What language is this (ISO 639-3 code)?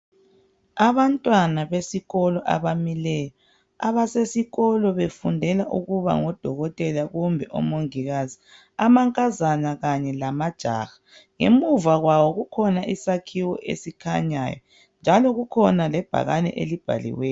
nde